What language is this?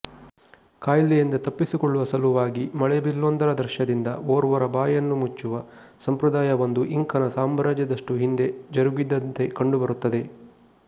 Kannada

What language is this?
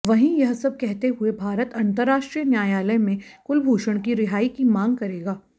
Hindi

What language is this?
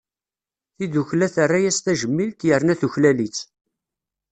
Kabyle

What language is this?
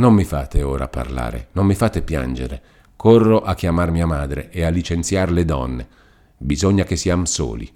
Italian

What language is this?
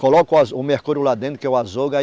Portuguese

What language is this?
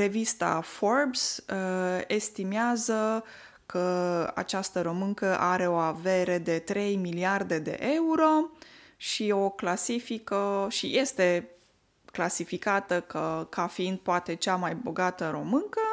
Romanian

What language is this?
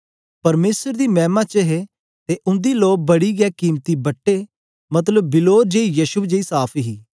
Dogri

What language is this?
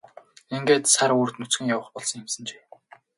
Mongolian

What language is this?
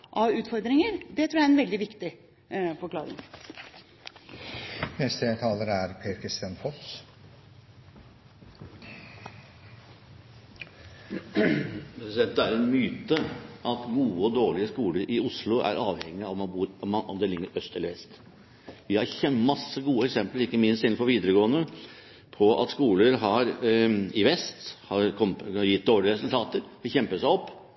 Norwegian Bokmål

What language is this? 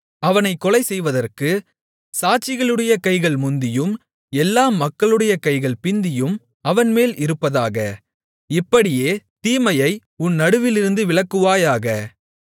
Tamil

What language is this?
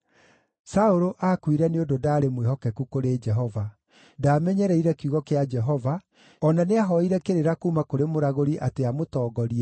Kikuyu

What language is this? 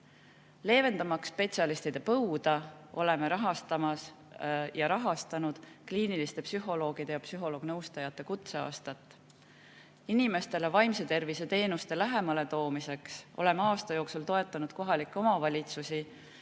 Estonian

